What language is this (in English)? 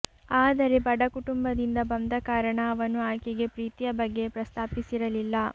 Kannada